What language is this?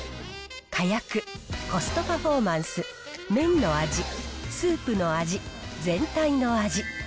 Japanese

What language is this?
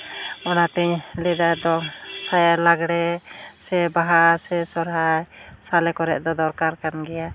Santali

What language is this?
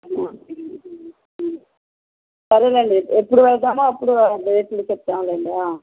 Telugu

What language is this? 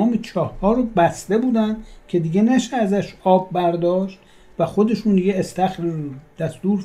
Persian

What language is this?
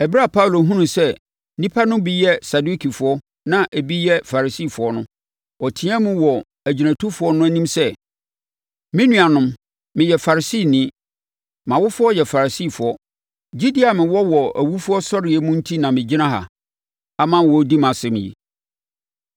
Akan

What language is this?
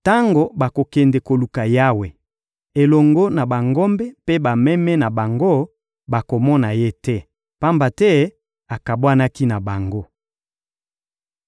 Lingala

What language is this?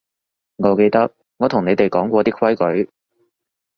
Cantonese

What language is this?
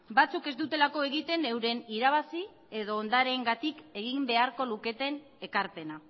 Basque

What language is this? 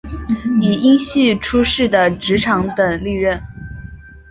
Chinese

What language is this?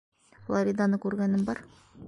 Bashkir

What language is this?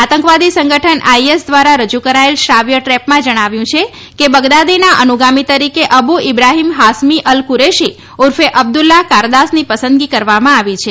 Gujarati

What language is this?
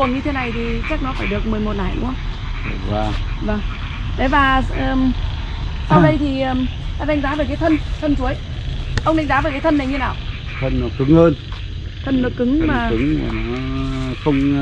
Vietnamese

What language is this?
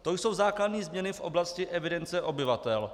Czech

